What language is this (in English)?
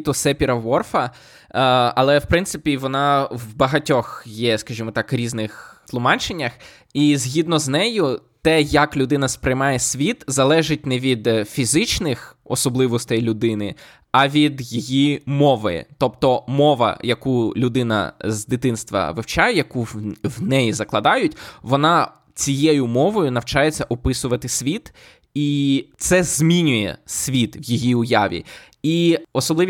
Ukrainian